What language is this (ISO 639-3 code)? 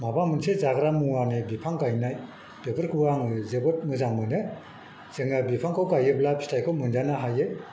brx